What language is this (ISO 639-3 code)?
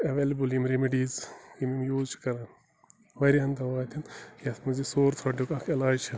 kas